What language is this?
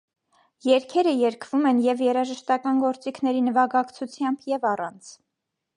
Armenian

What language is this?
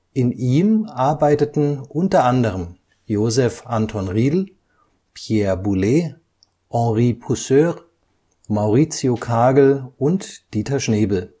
German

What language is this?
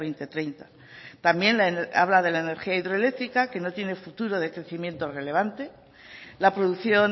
Spanish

